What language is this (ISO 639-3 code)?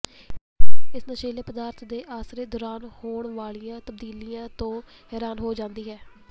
pan